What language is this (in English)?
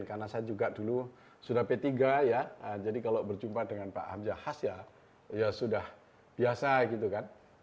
Indonesian